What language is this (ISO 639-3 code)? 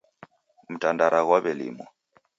dav